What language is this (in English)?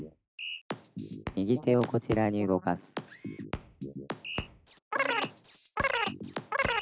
Japanese